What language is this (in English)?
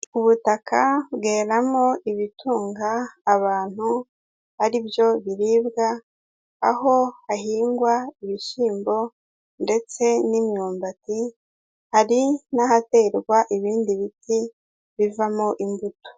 Kinyarwanda